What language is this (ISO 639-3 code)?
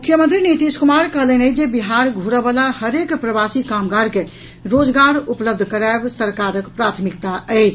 mai